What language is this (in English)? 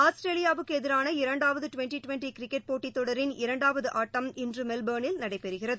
Tamil